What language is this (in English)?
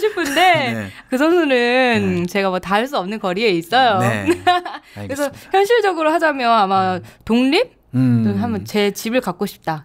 Korean